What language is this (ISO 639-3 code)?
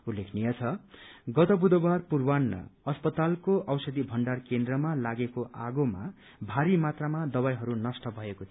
nep